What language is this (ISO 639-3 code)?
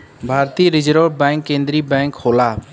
bho